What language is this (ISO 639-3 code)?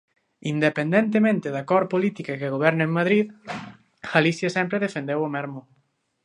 glg